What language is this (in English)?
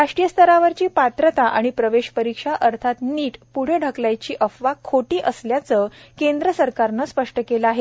Marathi